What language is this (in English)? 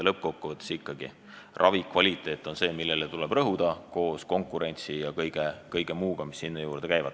Estonian